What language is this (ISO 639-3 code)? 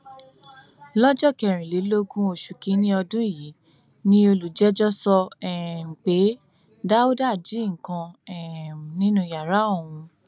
yor